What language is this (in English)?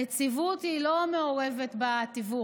Hebrew